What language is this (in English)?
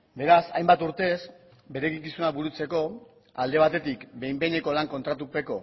Basque